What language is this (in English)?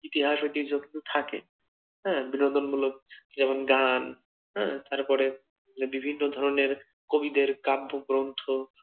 Bangla